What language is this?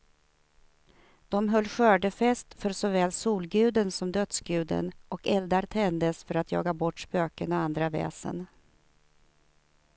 Swedish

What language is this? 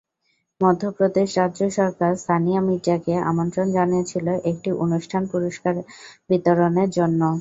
Bangla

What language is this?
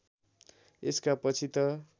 Nepali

